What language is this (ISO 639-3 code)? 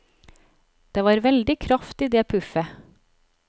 nor